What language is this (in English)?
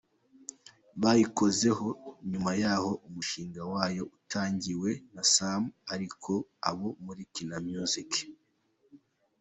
Kinyarwanda